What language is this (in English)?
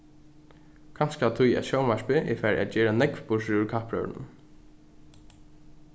Faroese